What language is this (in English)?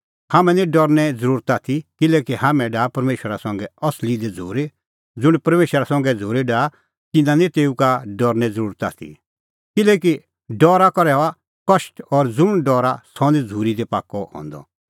Kullu Pahari